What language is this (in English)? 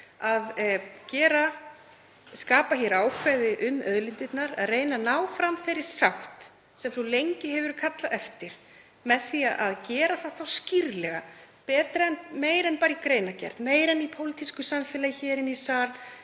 Icelandic